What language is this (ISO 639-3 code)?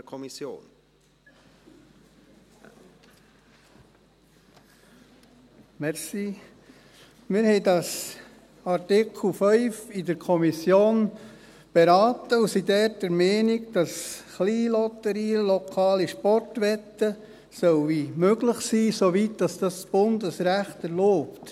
gsw